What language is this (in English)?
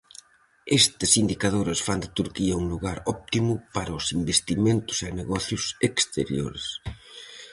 Galician